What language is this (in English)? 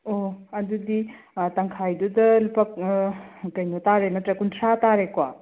Manipuri